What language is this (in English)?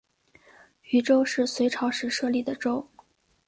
Chinese